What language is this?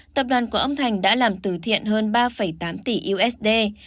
Vietnamese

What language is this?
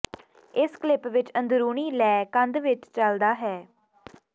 Punjabi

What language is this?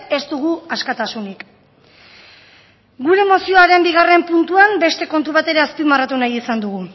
Basque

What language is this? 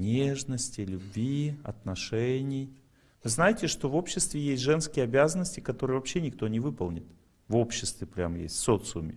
Russian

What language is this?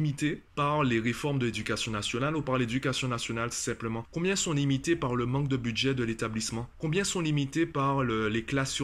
French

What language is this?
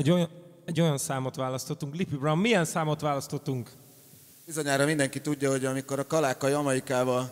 Hungarian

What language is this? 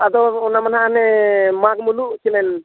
Santali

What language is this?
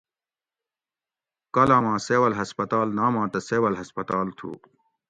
Gawri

